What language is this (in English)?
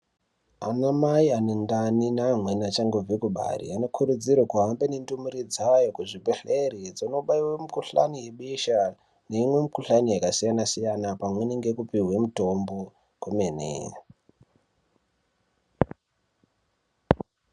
Ndau